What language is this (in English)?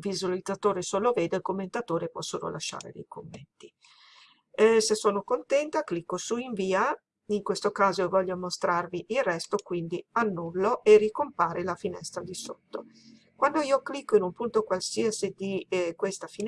Italian